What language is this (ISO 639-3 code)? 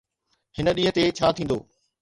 snd